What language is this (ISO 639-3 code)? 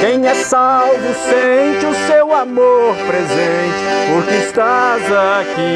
por